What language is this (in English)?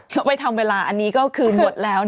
Thai